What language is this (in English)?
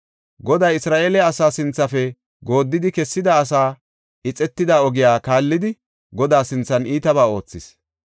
Gofa